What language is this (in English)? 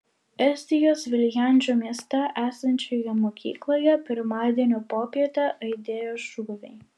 Lithuanian